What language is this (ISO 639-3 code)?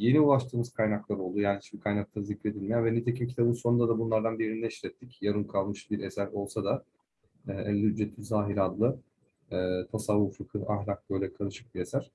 tur